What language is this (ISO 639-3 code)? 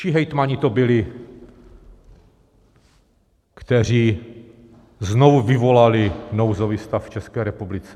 ces